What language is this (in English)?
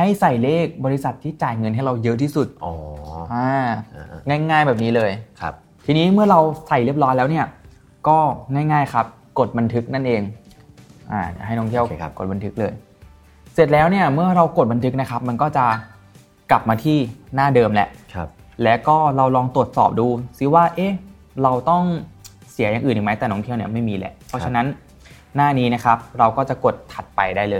Thai